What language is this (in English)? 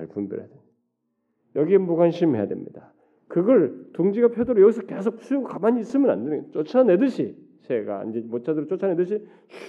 Korean